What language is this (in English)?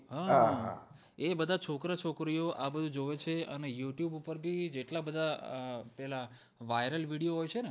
Gujarati